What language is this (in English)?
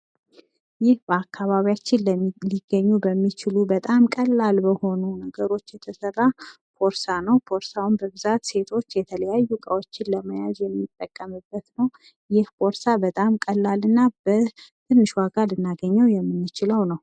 Amharic